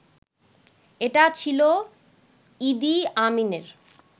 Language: Bangla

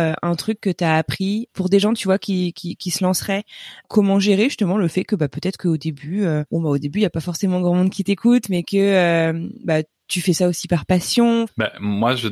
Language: French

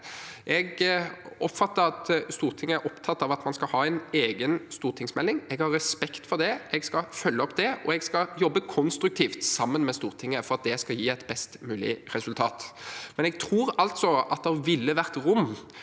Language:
Norwegian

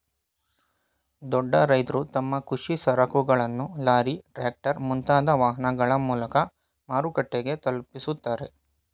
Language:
Kannada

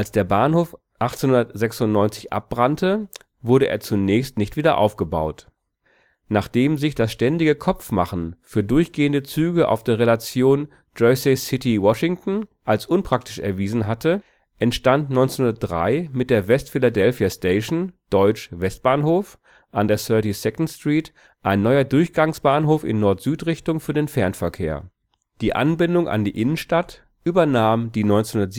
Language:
German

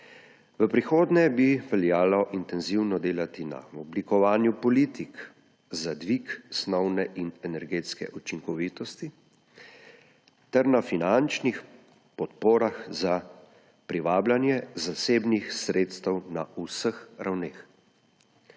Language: Slovenian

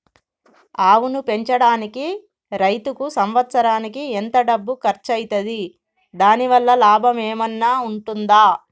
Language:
Telugu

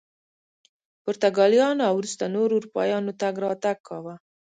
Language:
Pashto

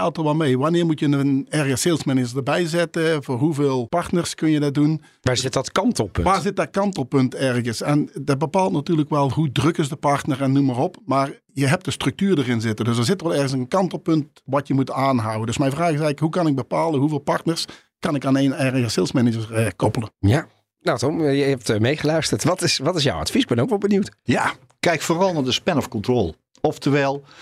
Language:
Dutch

